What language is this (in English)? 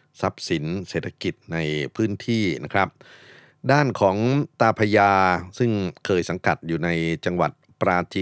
Thai